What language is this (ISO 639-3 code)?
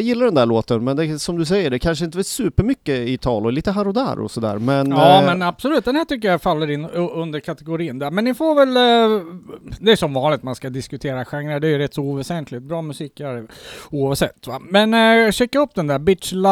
swe